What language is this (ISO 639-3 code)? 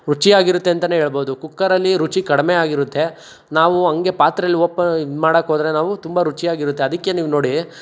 kan